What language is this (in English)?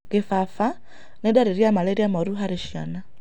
Kikuyu